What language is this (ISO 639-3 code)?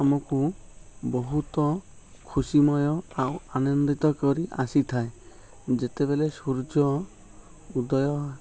ori